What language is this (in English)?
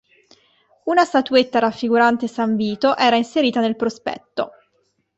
Italian